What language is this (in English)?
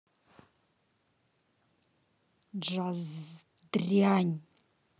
Russian